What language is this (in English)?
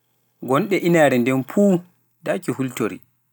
Pular